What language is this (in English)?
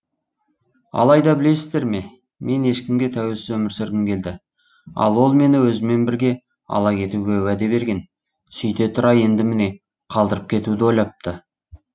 Kazakh